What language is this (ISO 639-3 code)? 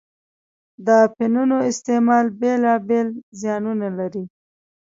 pus